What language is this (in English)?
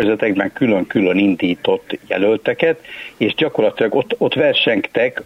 Hungarian